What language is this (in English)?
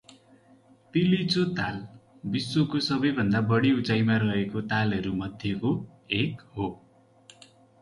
Nepali